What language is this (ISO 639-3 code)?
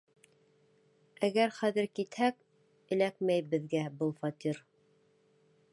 bak